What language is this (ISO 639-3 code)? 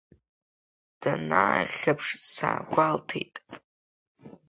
abk